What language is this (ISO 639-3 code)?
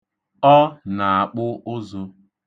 ibo